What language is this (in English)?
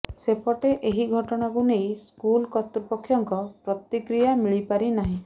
Odia